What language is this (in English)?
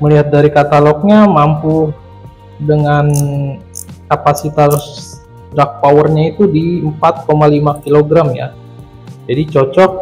Indonesian